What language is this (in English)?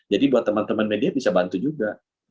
Indonesian